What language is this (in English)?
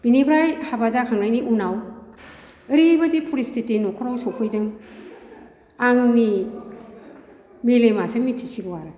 Bodo